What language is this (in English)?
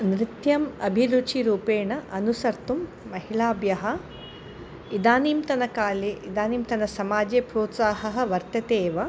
Sanskrit